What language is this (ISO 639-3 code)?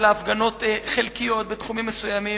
heb